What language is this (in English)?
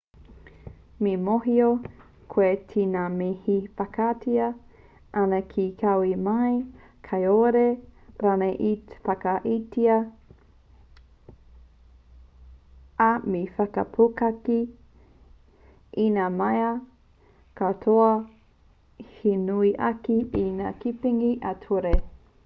Māori